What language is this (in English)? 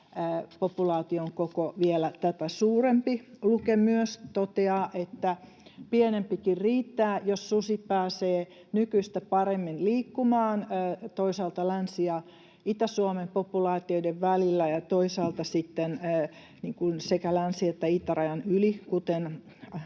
Finnish